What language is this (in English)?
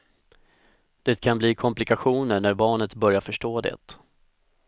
Swedish